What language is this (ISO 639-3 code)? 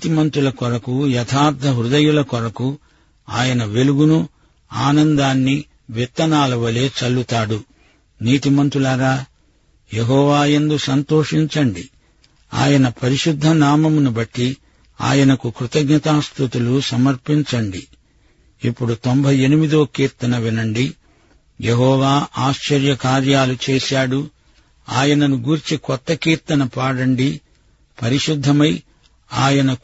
tel